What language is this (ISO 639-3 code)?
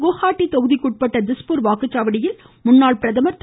tam